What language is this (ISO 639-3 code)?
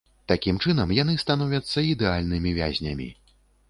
bel